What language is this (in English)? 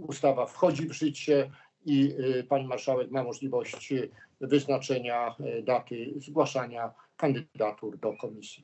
Polish